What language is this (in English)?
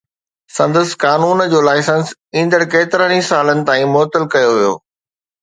Sindhi